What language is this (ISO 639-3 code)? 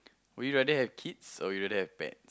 eng